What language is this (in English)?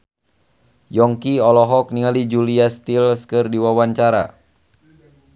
Sundanese